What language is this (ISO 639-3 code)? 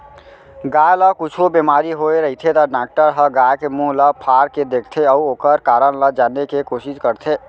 hne